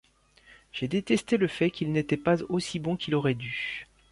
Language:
French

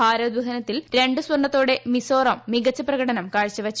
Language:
Malayalam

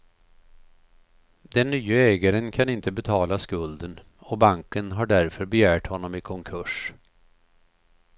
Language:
Swedish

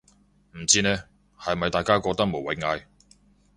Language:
Cantonese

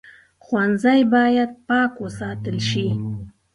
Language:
Pashto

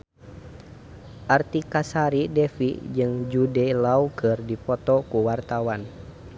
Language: Sundanese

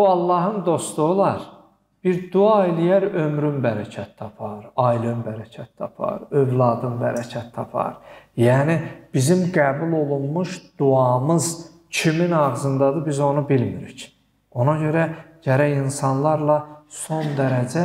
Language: Turkish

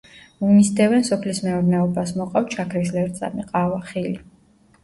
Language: Georgian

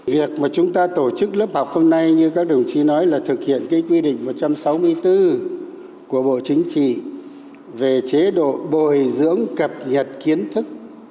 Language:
Vietnamese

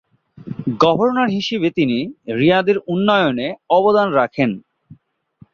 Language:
Bangla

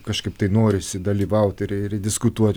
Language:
Lithuanian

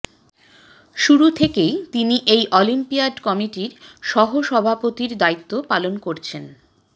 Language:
Bangla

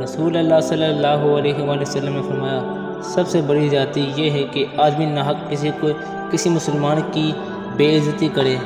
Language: Hindi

